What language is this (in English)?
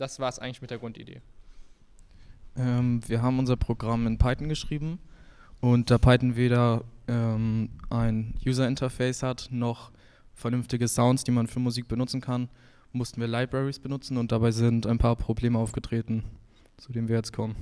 German